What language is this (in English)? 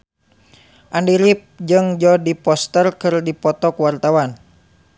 Sundanese